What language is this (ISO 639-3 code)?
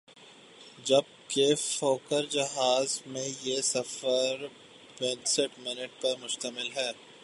urd